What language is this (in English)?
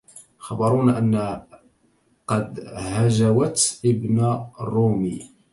Arabic